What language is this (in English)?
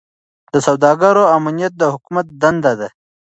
Pashto